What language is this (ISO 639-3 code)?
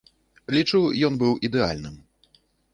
bel